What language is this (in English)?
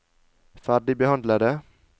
Norwegian